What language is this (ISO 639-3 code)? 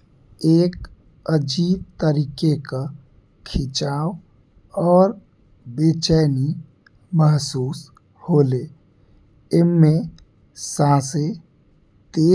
bho